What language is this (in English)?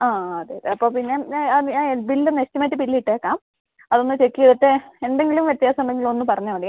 Malayalam